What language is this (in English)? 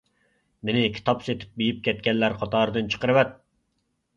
Uyghur